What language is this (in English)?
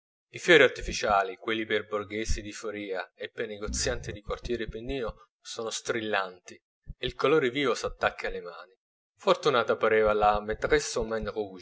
Italian